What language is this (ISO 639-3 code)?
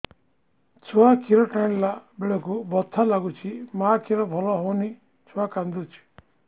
ori